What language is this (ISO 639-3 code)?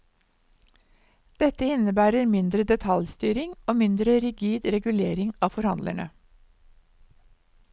nor